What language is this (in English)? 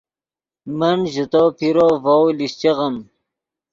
Yidgha